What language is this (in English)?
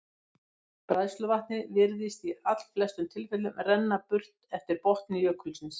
Icelandic